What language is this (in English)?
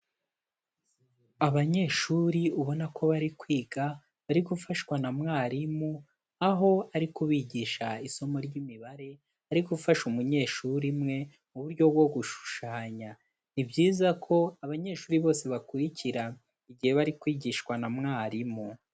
Kinyarwanda